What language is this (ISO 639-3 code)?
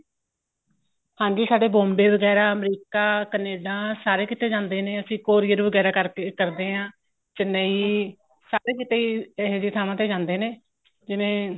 pan